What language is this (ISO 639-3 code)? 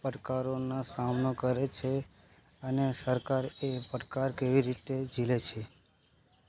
guj